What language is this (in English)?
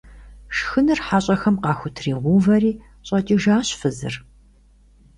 Kabardian